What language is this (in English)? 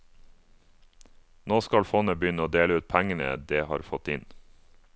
Norwegian